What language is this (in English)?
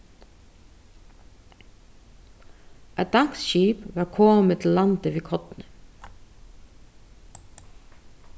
Faroese